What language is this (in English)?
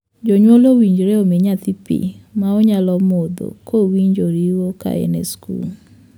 Luo (Kenya and Tanzania)